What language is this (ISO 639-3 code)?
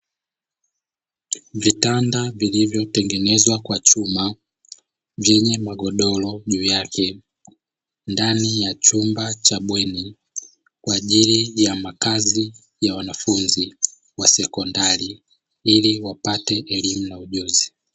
swa